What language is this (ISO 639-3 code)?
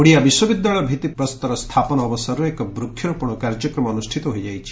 ori